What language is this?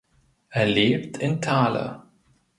German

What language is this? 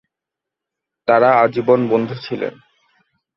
Bangla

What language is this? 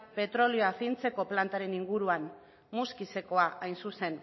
Basque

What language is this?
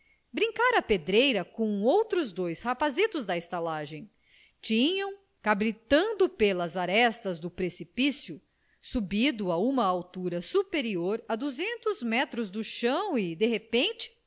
Portuguese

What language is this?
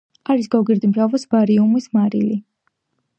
Georgian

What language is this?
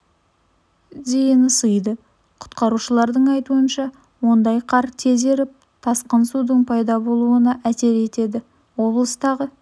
Kazakh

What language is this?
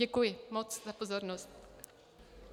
Czech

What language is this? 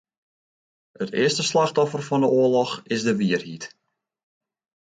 Western Frisian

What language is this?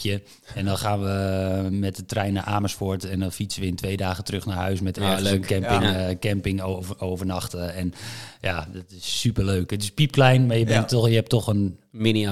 Dutch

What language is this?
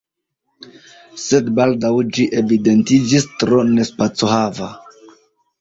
Esperanto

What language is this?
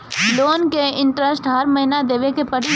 Bhojpuri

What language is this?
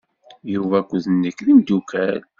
Kabyle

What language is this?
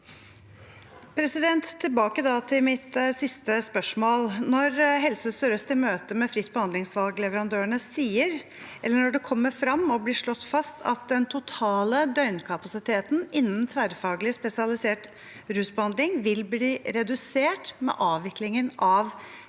Norwegian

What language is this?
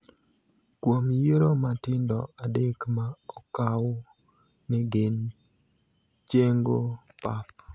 Luo (Kenya and Tanzania)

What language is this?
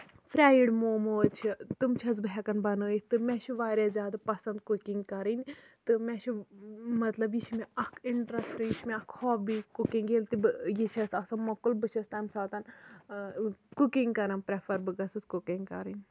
Kashmiri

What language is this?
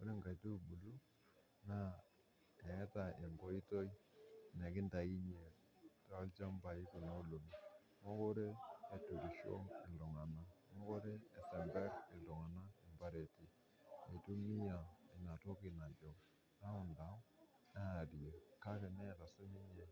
Masai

